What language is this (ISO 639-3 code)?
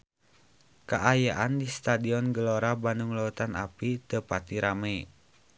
sun